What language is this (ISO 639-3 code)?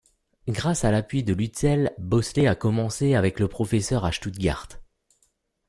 fra